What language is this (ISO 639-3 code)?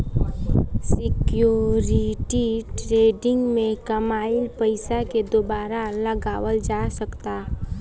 bho